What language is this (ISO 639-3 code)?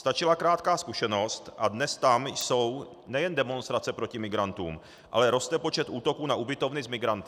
ces